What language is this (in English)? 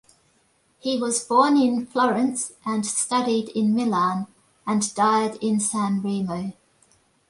English